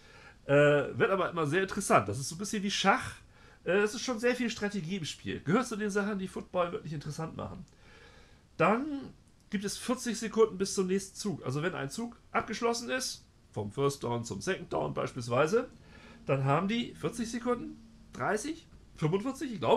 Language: German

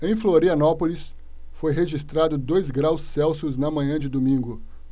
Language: Portuguese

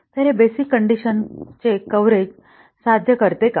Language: Marathi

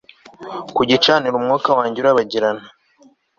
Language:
Kinyarwanda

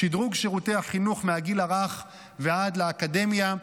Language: Hebrew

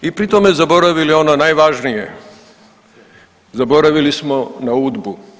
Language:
Croatian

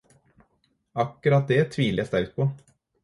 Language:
Norwegian Bokmål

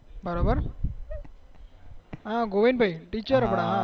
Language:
Gujarati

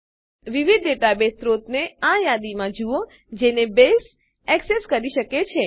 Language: Gujarati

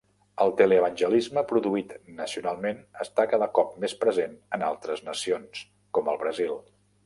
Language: Catalan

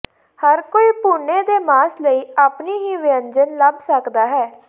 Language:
Punjabi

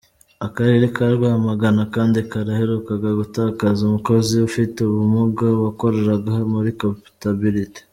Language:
Kinyarwanda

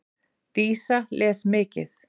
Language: Icelandic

